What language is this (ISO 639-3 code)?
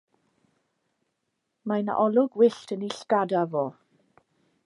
cym